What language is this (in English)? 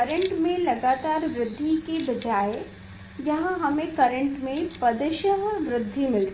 Hindi